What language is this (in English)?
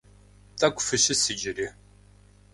Kabardian